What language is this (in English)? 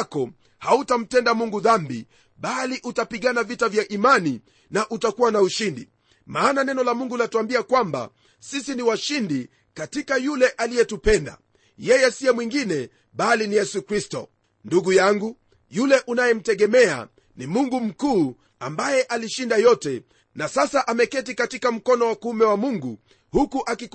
Swahili